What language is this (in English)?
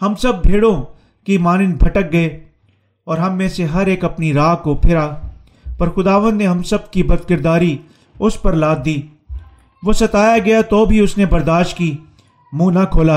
Urdu